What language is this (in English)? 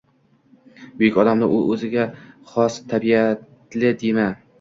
Uzbek